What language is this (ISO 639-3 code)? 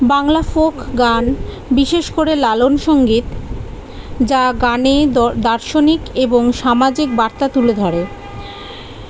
ben